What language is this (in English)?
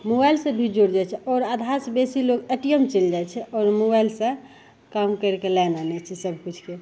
Maithili